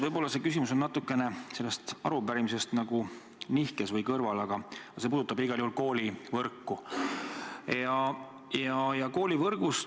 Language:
Estonian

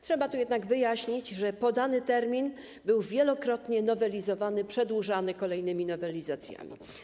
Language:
Polish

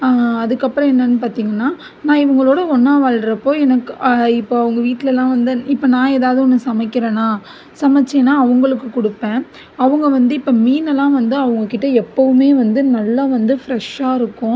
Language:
Tamil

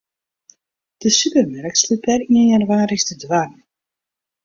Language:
Western Frisian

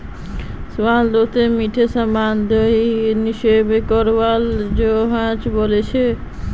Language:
Magahi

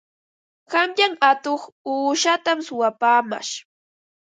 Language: Ambo-Pasco Quechua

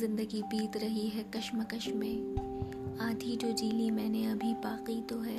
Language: Urdu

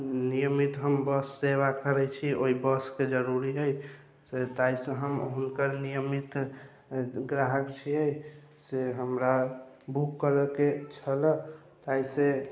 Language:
Maithili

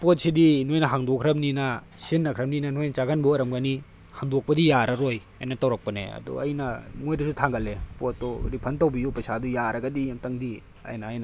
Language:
Manipuri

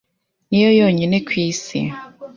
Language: Kinyarwanda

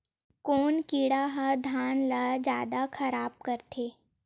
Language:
Chhattisgarhi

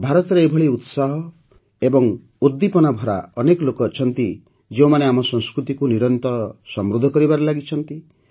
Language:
Odia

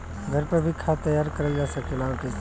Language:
Bhojpuri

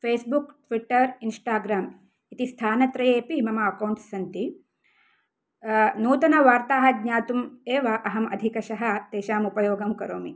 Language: Sanskrit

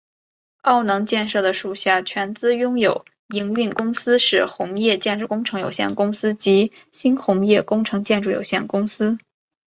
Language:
Chinese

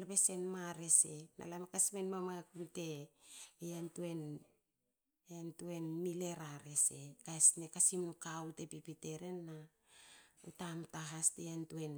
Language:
Hakö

